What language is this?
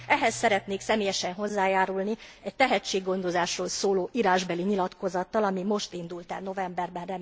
Hungarian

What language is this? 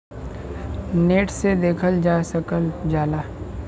Bhojpuri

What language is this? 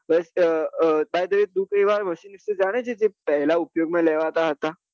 Gujarati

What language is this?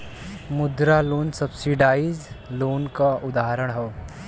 Bhojpuri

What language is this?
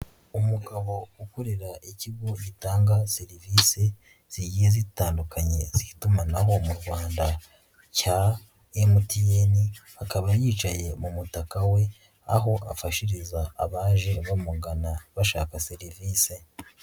Kinyarwanda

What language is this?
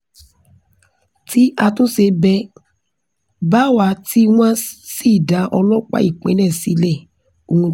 Yoruba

